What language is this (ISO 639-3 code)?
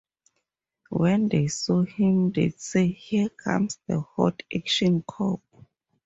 eng